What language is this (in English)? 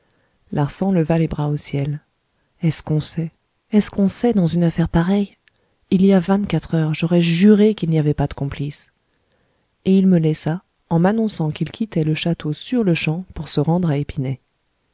French